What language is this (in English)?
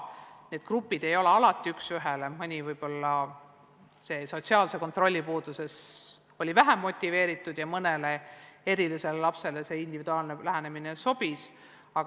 Estonian